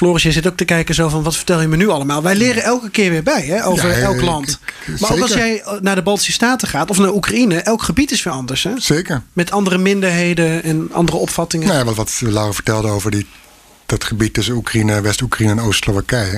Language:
Dutch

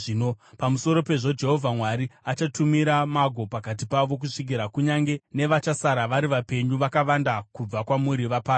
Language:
Shona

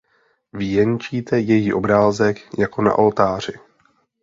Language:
Czech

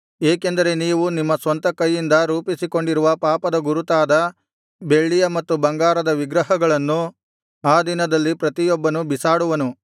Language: Kannada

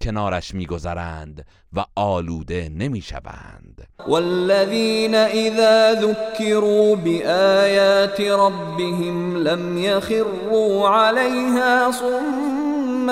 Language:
Persian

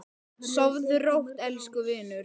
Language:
Icelandic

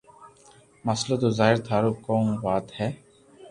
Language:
Loarki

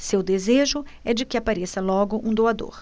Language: Portuguese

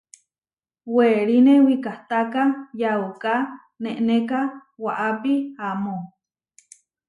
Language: Huarijio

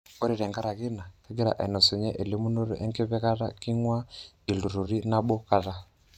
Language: Masai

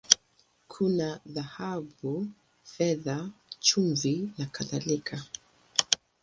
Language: Swahili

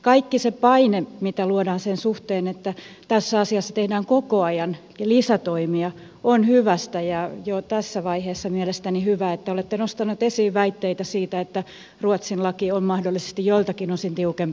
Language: Finnish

